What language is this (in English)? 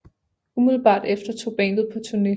Danish